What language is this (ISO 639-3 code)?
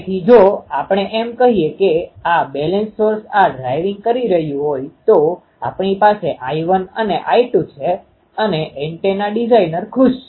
guj